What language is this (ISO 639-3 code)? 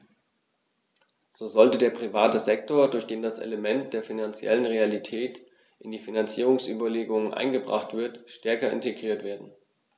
deu